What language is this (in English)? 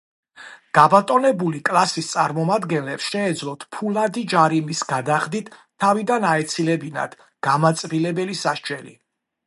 Georgian